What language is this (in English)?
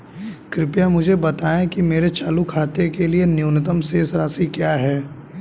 Hindi